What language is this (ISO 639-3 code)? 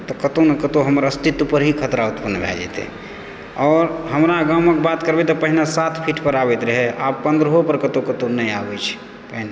mai